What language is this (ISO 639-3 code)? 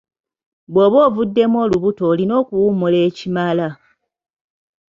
lug